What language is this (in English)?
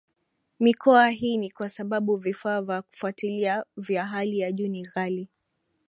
Swahili